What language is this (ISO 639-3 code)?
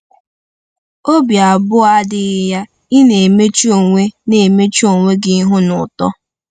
ibo